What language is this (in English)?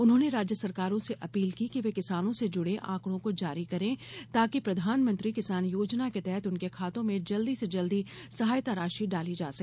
Hindi